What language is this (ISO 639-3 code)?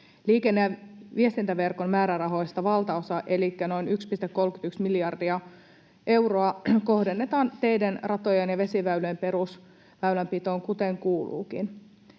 fin